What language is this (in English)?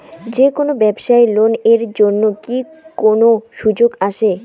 Bangla